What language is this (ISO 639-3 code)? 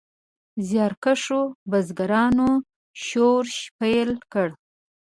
pus